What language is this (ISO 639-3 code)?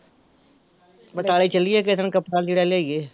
pan